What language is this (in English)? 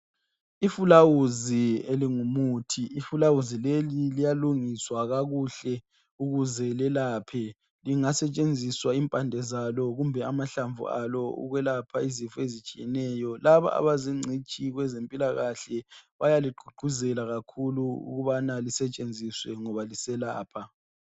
North Ndebele